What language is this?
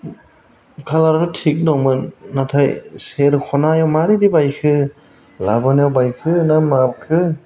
Bodo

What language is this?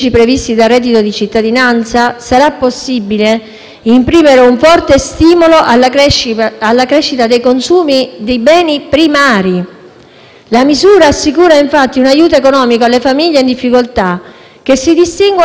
Italian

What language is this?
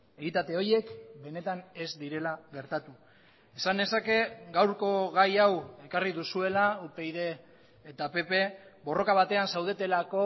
Basque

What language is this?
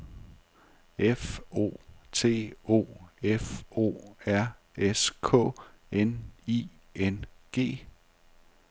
Danish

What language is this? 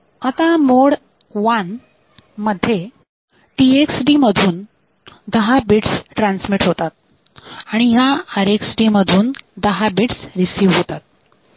Marathi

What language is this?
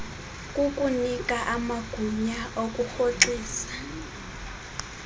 Xhosa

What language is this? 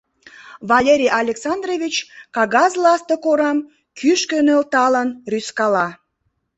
Mari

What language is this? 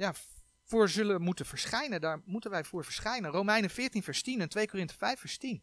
Dutch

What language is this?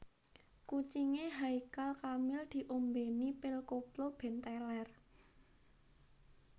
Javanese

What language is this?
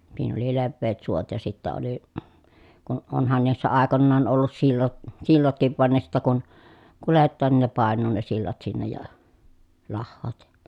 Finnish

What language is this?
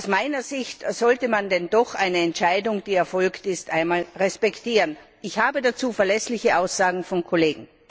German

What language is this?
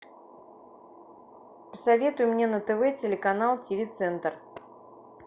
Russian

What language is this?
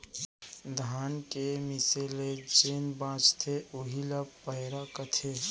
Chhattisgarhi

